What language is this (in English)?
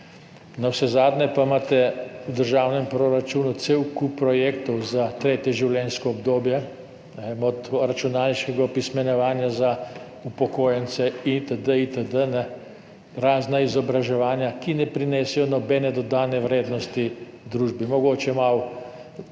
Slovenian